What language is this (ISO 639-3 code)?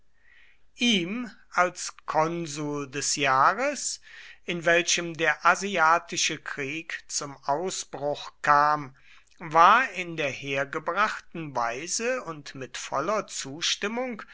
deu